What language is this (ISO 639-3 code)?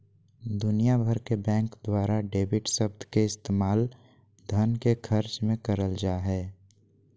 mag